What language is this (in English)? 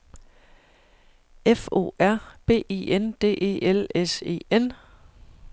Danish